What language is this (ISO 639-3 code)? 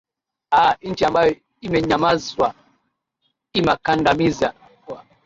swa